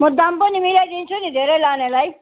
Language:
Nepali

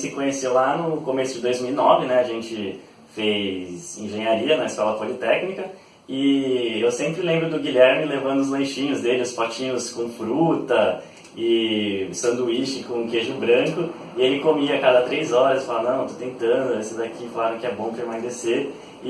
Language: Portuguese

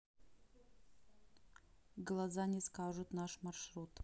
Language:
Russian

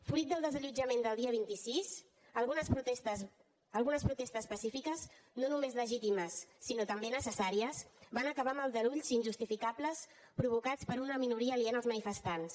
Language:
Catalan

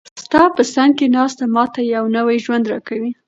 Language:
Pashto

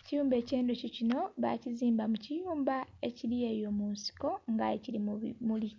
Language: Soga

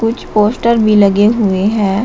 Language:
Hindi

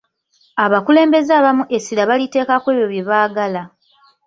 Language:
Ganda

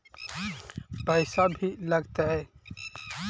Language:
Magahi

